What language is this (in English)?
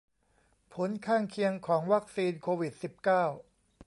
Thai